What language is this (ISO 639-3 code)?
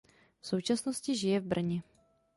ces